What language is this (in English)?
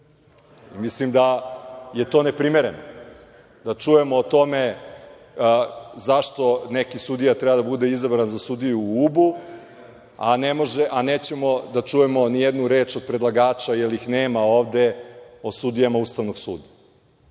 Serbian